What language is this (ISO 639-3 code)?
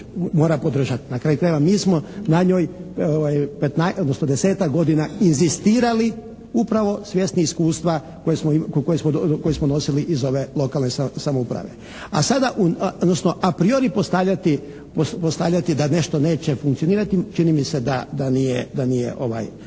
hrv